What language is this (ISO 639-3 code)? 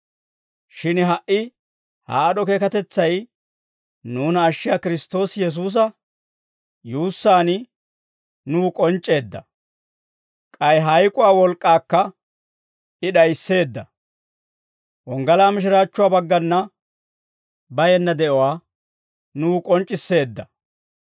dwr